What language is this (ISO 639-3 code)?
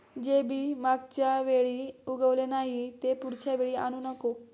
mar